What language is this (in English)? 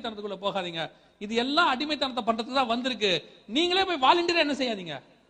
Tamil